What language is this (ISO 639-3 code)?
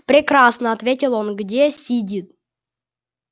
rus